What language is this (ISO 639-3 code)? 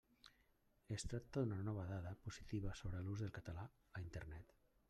cat